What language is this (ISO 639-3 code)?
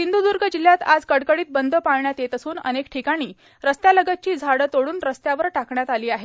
mar